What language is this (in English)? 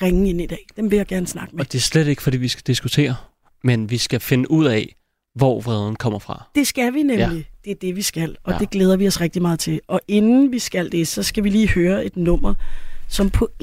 Danish